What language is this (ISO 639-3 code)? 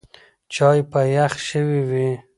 pus